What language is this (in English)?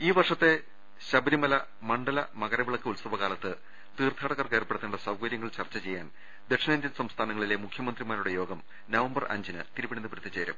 Malayalam